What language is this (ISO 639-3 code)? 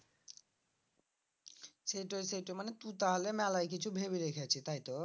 ben